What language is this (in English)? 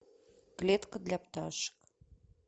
Russian